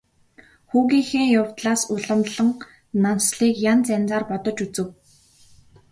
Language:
Mongolian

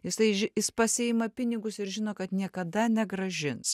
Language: Lithuanian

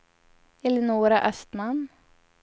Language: Swedish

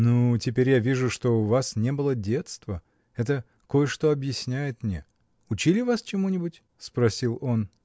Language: Russian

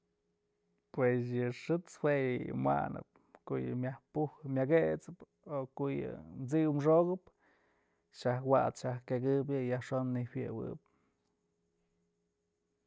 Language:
Mazatlán Mixe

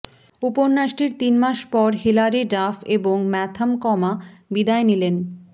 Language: Bangla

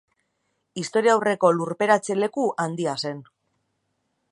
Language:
Basque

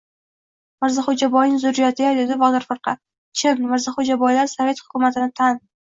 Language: Uzbek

